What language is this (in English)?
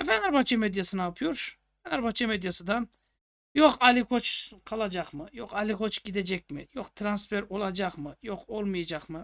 Turkish